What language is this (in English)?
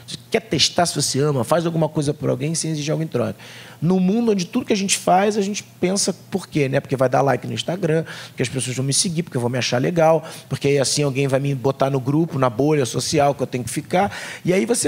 Portuguese